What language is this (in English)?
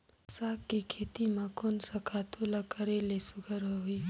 Chhattisgarhi